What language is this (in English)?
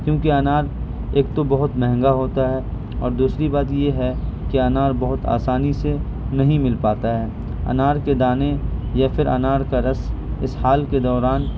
Urdu